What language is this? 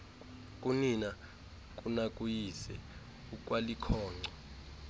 Xhosa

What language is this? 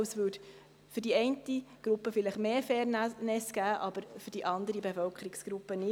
Swiss German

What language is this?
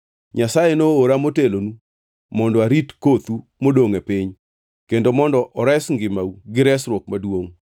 Luo (Kenya and Tanzania)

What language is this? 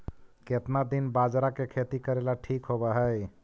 Magahi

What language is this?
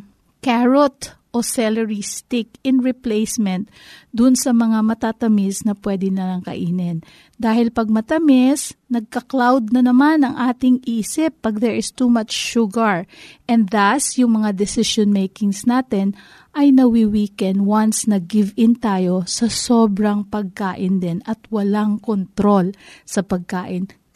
Filipino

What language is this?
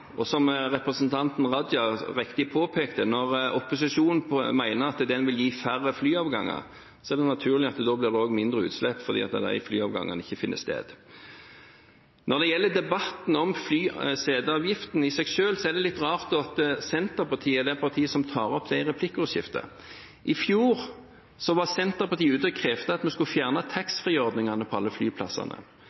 Norwegian Bokmål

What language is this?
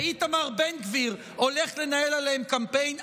Hebrew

